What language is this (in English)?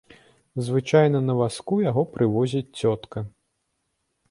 Belarusian